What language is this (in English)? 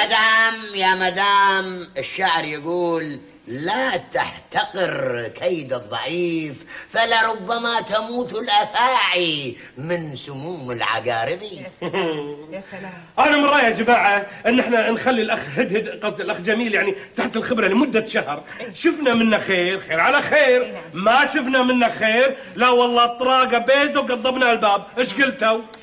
Arabic